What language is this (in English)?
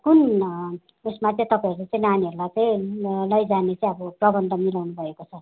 Nepali